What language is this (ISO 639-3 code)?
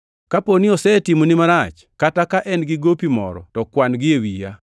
luo